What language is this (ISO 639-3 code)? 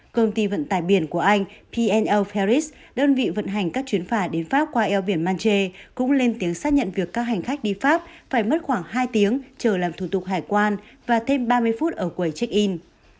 vie